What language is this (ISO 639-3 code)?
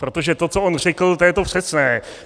ces